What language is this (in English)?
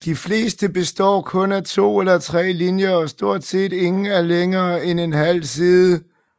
Danish